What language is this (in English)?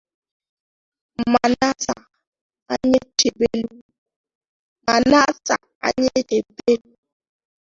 Igbo